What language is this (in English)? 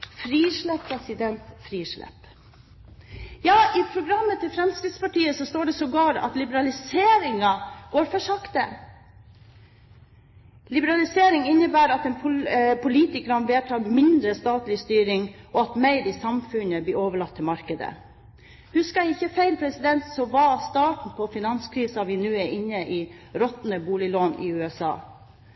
Norwegian Bokmål